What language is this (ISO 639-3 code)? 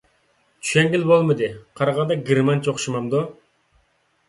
uig